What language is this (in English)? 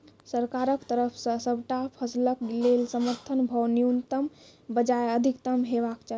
Maithili